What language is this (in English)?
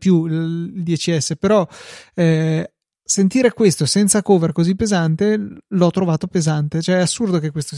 Italian